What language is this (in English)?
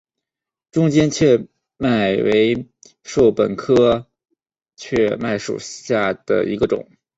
Chinese